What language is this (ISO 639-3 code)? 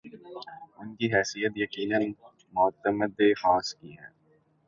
urd